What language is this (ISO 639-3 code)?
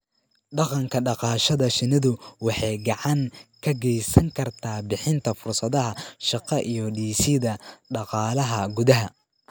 som